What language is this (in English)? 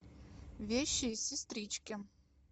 Russian